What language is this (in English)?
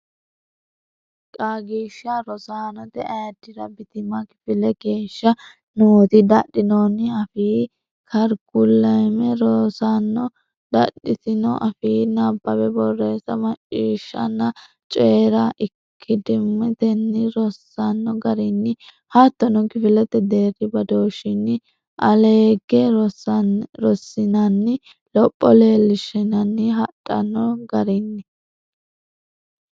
Sidamo